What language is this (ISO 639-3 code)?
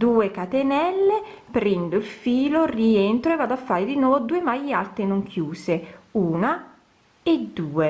ita